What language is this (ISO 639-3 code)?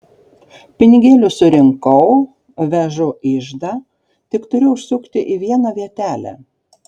lit